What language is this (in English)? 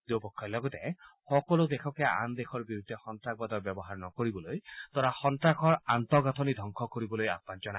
Assamese